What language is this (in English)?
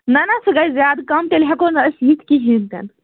Kashmiri